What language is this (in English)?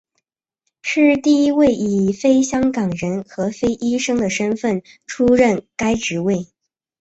Chinese